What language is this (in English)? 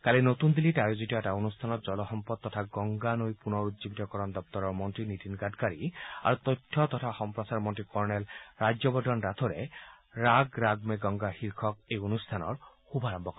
Assamese